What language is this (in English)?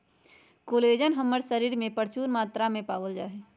Magahi